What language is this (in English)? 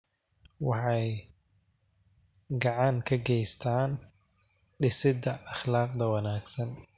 Somali